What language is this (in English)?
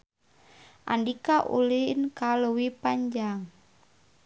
Sundanese